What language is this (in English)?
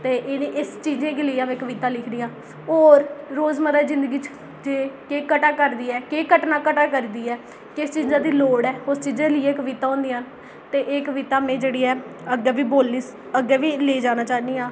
Dogri